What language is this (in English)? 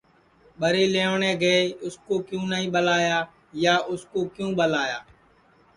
Sansi